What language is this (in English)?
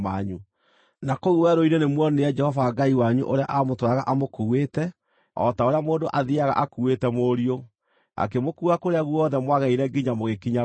Kikuyu